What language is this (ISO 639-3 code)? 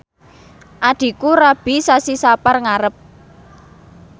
jav